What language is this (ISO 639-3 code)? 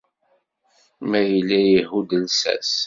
kab